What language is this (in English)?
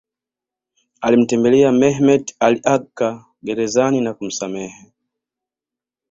Swahili